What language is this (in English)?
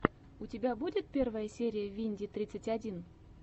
Russian